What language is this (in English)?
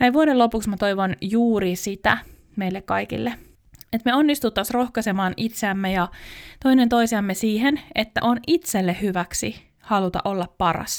Finnish